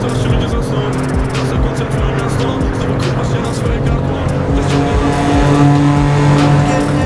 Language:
Polish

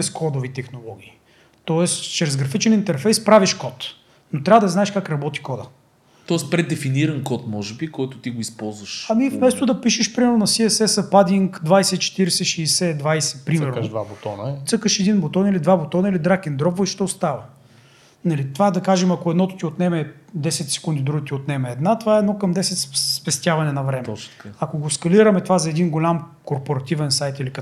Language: Bulgarian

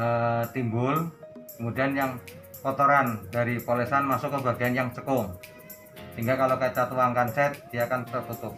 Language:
Indonesian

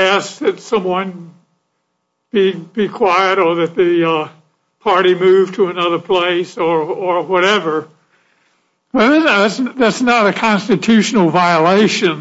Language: English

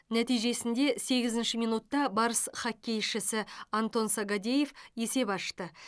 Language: Kazakh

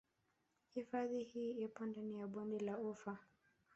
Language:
Swahili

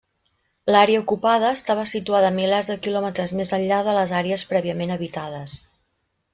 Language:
Catalan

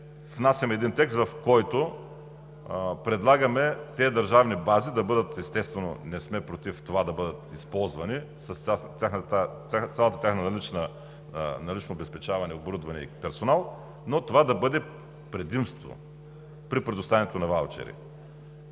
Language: Bulgarian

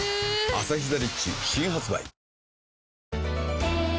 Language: Japanese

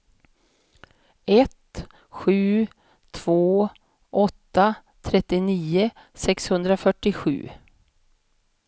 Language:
Swedish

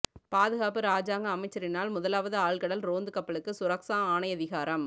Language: Tamil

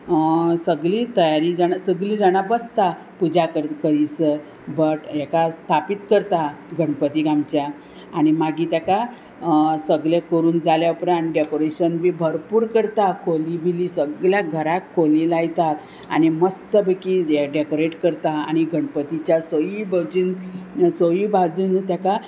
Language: Konkani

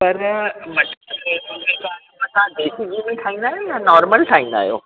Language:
Sindhi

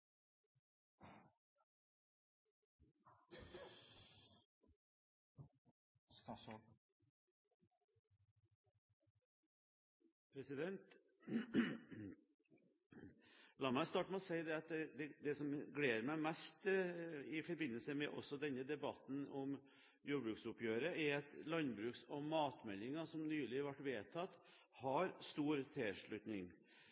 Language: Norwegian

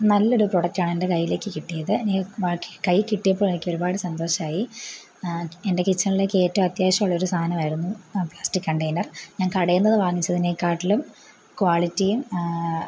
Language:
Malayalam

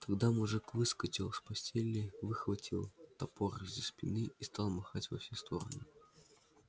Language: Russian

